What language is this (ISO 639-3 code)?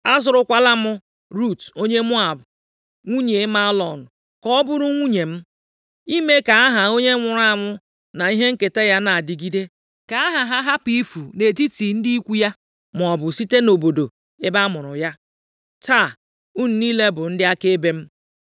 ibo